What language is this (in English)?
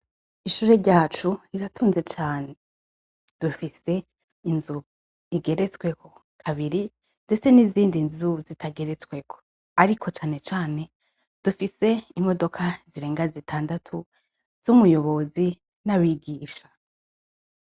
Rundi